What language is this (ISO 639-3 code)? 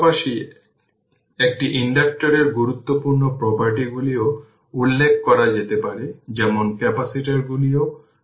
ben